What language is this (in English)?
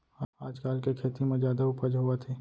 Chhattisgarhi